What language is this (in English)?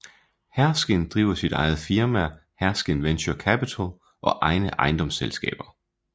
Danish